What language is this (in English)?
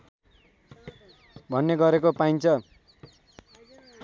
Nepali